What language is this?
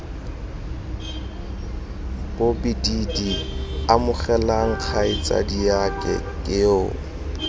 Tswana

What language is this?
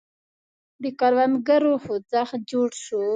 Pashto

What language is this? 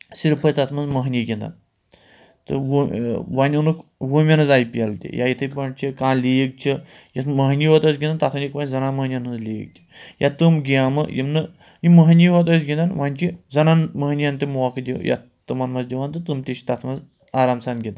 Kashmiri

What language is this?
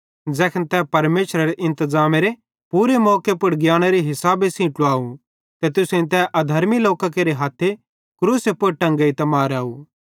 Bhadrawahi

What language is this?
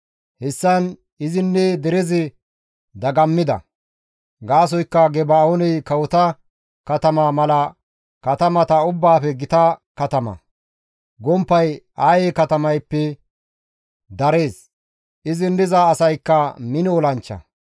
Gamo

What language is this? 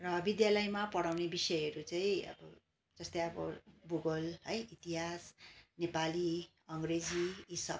Nepali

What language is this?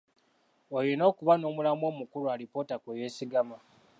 Ganda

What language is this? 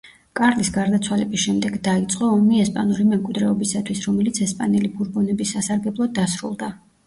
Georgian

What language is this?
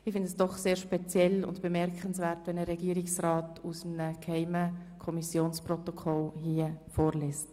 Swiss German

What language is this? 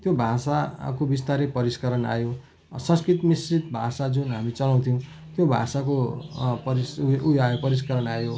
Nepali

